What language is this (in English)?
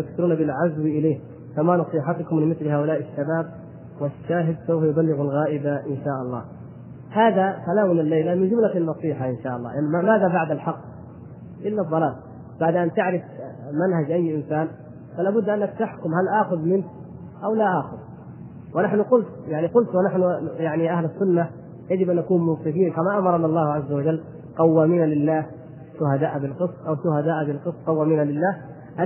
Arabic